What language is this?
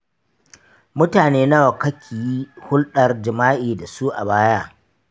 Hausa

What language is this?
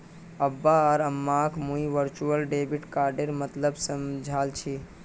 Magahi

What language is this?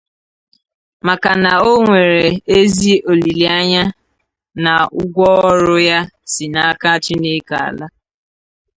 Igbo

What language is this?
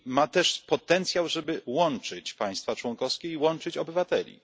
Polish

